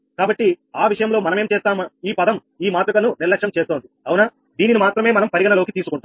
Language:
Telugu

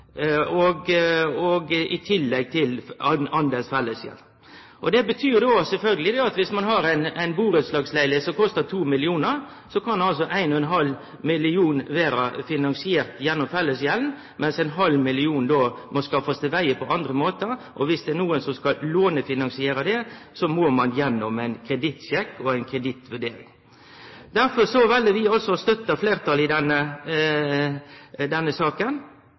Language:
Norwegian Nynorsk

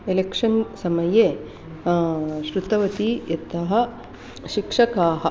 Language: Sanskrit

